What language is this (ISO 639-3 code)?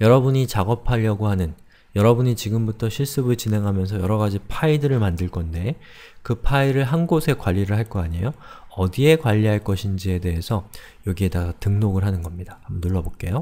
kor